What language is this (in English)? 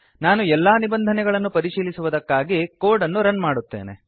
Kannada